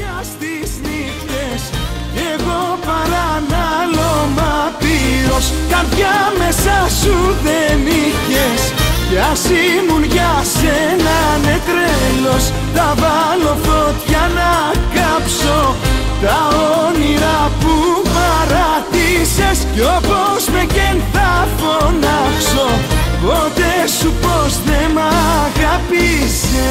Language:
Greek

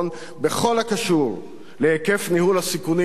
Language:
Hebrew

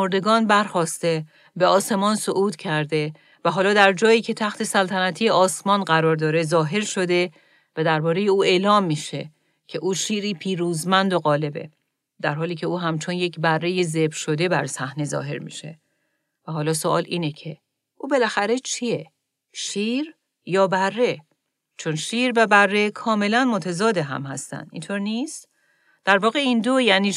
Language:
Persian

